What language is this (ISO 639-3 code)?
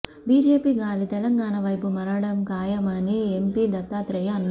tel